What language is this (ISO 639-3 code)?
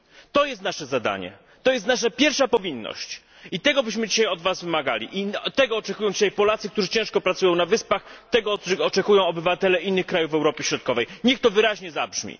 pol